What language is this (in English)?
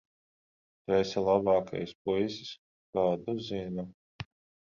Latvian